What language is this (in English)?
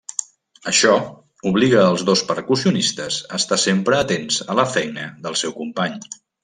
Catalan